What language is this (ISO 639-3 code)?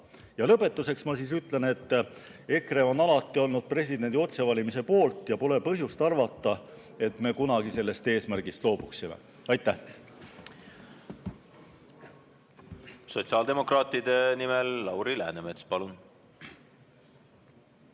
est